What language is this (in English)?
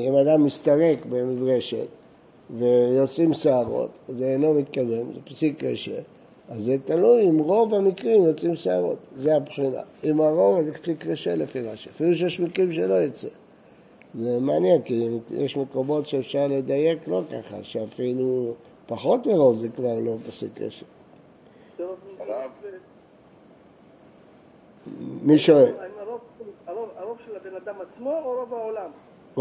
Hebrew